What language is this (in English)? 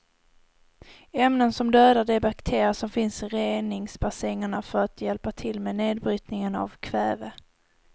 Swedish